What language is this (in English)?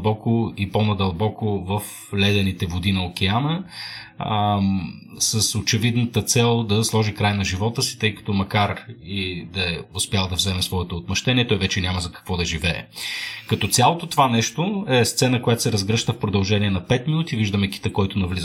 Bulgarian